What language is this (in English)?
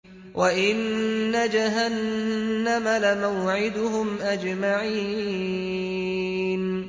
Arabic